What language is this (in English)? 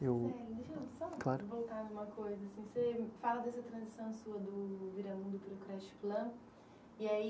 Portuguese